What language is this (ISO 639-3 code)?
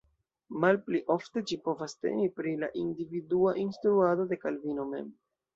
epo